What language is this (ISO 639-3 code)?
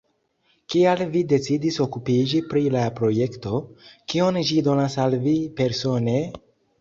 epo